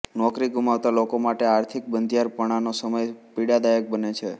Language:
Gujarati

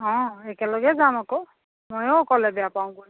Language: Assamese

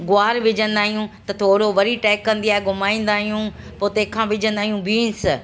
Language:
Sindhi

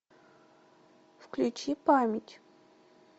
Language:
Russian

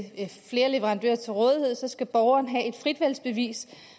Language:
Danish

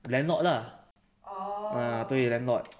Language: English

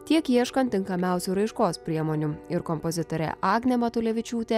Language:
Lithuanian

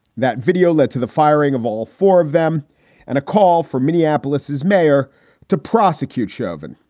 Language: English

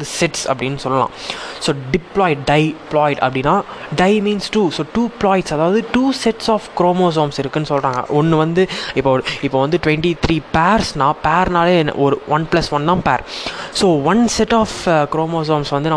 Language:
Tamil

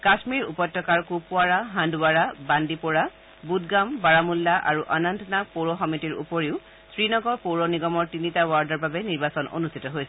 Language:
Assamese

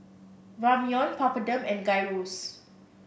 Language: English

